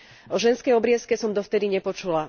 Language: Slovak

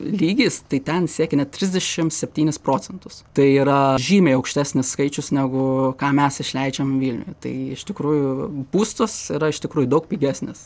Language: Lithuanian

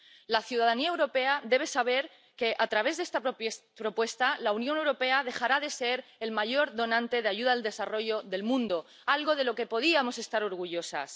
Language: Spanish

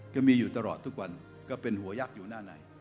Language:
Thai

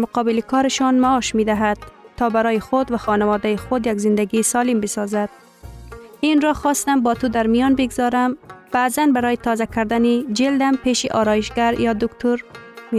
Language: Persian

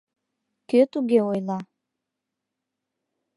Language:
Mari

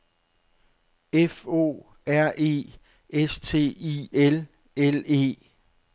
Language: Danish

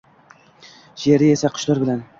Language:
Uzbek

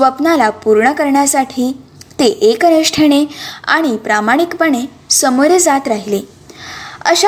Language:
Marathi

